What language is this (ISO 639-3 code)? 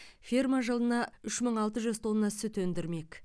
kaz